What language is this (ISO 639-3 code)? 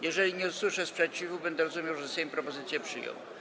pol